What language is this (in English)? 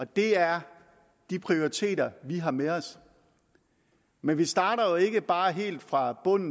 Danish